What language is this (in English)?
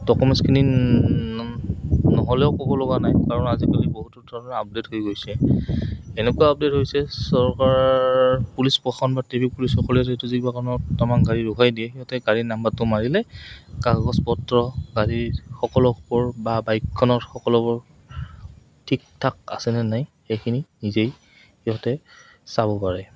Assamese